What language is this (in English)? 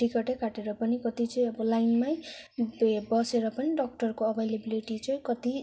Nepali